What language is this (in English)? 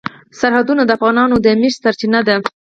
Pashto